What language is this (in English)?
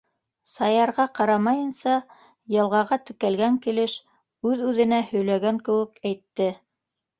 Bashkir